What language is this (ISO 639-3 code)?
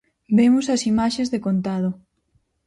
glg